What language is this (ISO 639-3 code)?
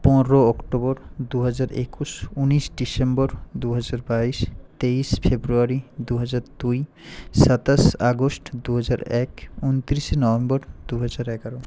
ben